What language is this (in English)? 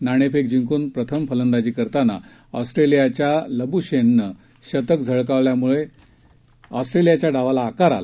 Marathi